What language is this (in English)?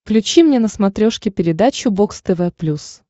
Russian